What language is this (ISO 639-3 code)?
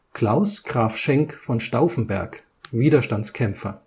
deu